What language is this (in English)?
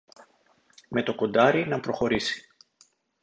Greek